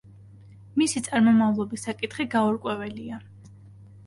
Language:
Georgian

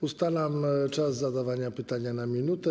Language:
Polish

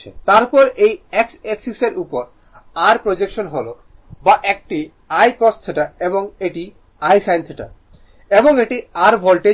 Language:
Bangla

